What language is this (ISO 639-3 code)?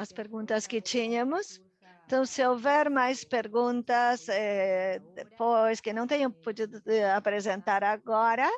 por